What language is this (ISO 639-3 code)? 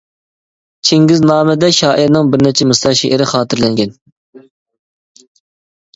uig